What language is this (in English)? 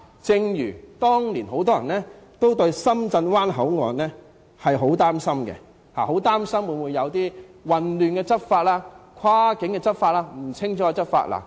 Cantonese